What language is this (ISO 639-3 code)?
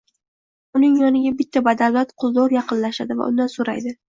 uzb